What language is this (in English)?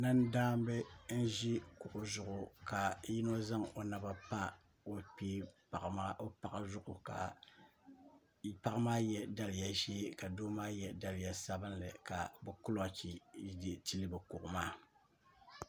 Dagbani